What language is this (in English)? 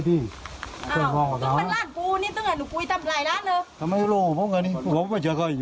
Thai